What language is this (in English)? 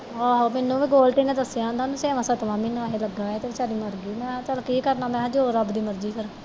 Punjabi